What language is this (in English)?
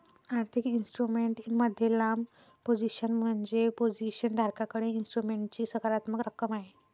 Marathi